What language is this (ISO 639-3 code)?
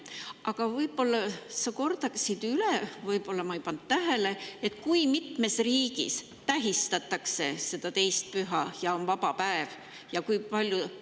est